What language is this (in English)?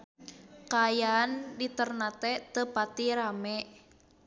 Sundanese